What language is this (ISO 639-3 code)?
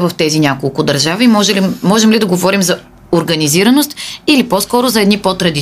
bul